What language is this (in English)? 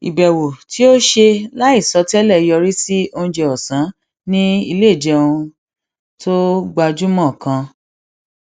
Yoruba